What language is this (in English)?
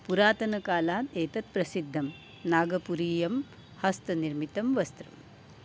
Sanskrit